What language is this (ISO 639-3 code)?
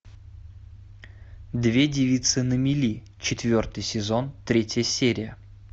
rus